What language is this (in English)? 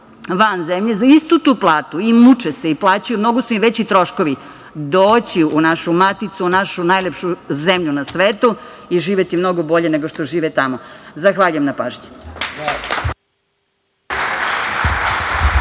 Serbian